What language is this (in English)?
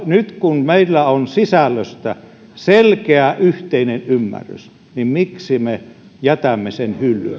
Finnish